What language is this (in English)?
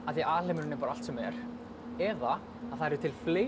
Icelandic